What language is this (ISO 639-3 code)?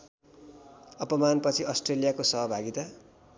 nep